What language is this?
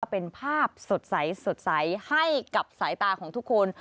Thai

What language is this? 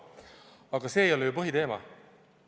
Estonian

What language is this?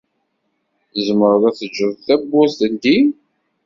Kabyle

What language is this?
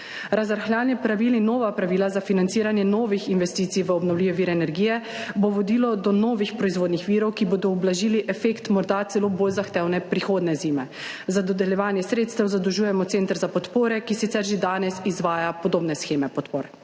Slovenian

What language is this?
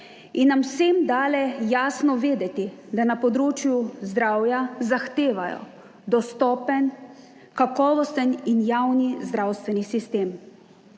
Slovenian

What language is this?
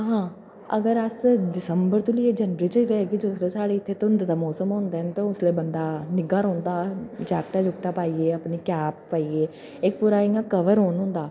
Dogri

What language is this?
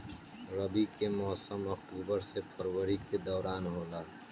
Bhojpuri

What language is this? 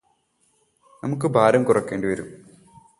Malayalam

